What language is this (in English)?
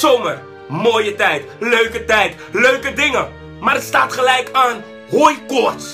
Dutch